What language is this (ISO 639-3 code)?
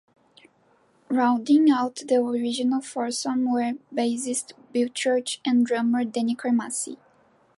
eng